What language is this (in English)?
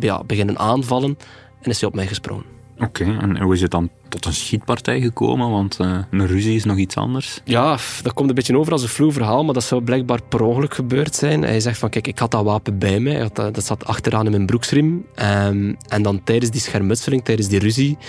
Dutch